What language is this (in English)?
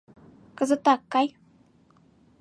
Mari